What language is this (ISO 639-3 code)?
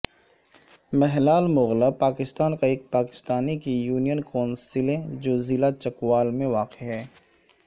urd